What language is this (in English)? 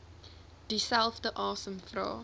Afrikaans